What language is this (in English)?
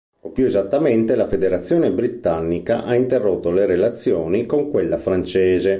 Italian